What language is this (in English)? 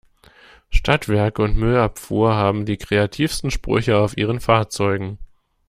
German